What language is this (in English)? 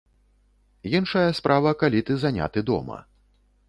Belarusian